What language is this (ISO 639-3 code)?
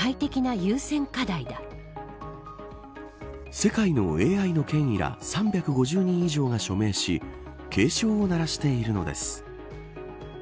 jpn